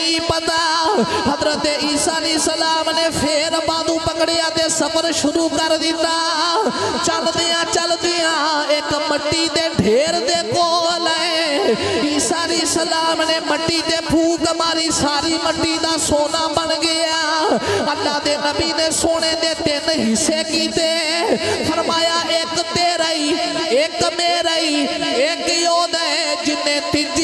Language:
Punjabi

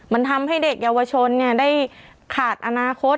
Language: Thai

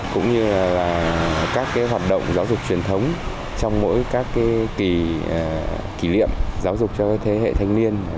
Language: Vietnamese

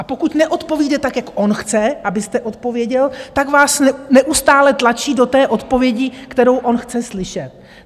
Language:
Czech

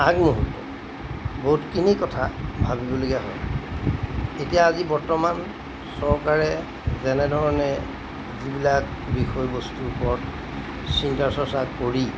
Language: Assamese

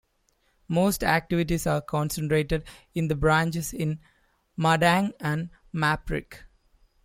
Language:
English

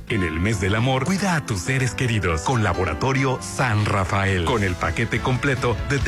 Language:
Spanish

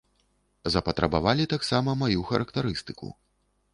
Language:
Belarusian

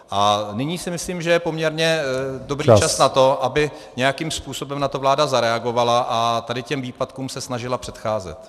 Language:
Czech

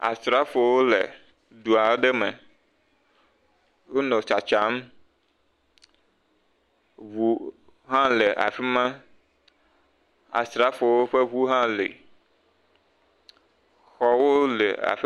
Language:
Ewe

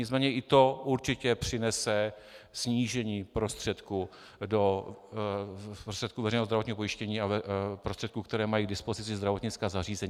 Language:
Czech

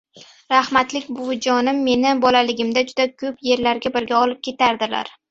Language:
Uzbek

